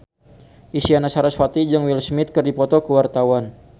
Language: Sundanese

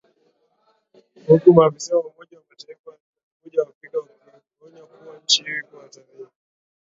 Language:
Swahili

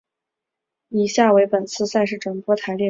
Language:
Chinese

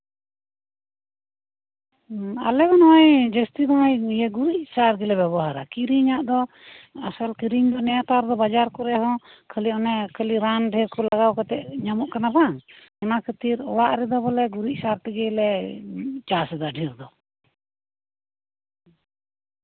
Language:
Santali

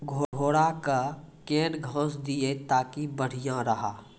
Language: Maithili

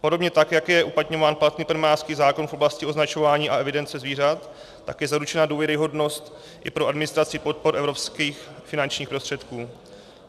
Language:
Czech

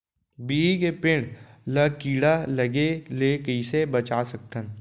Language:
Chhattisgarhi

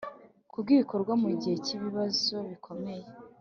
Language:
Kinyarwanda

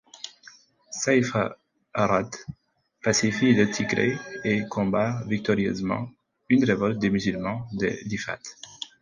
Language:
French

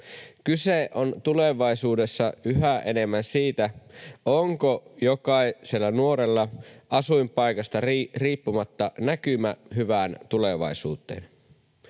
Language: Finnish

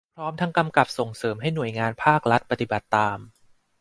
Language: Thai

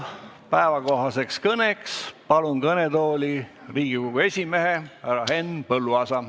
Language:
Estonian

